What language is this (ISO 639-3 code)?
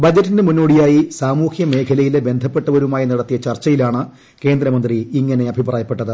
mal